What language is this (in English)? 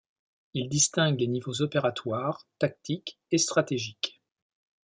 French